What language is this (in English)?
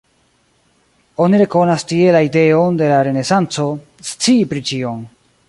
Esperanto